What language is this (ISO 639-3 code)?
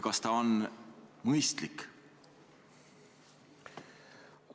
est